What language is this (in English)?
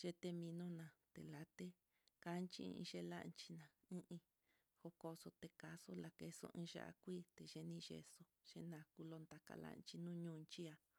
Mitlatongo Mixtec